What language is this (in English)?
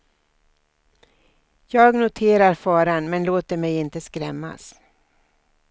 Swedish